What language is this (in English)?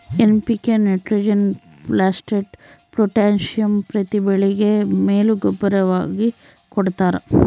Kannada